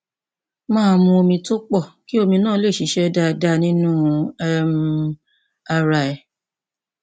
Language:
Yoruba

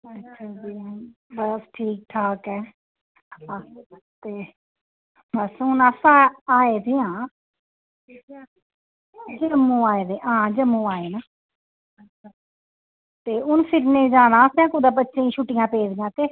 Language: Dogri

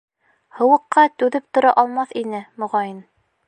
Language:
Bashkir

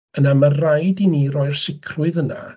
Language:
Welsh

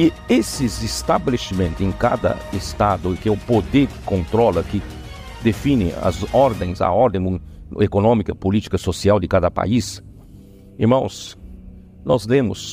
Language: Portuguese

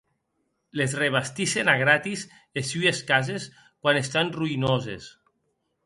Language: Occitan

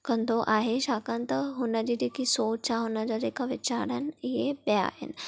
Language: Sindhi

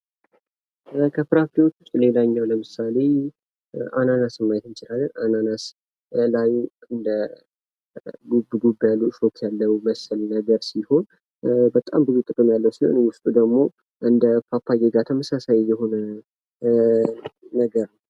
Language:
Amharic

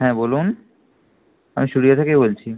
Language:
Bangla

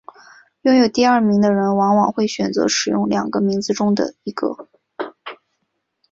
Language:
Chinese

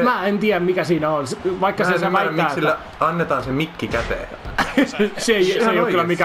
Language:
Finnish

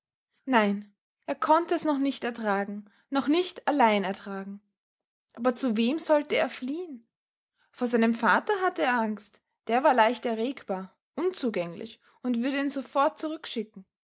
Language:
German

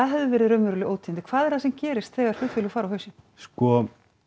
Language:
Icelandic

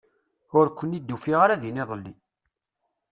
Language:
Kabyle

